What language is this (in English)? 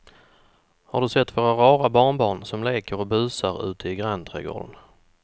Swedish